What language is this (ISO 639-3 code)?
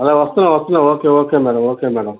tel